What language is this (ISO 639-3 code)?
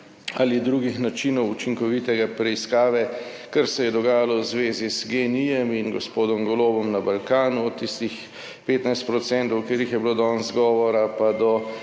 slv